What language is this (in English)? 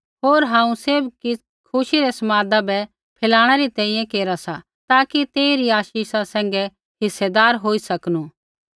Kullu Pahari